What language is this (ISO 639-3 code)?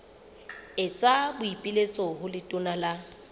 sot